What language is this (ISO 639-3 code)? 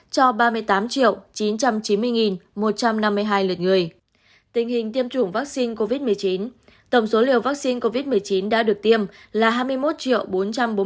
vie